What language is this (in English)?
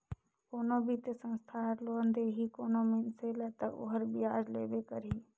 Chhattisgarhi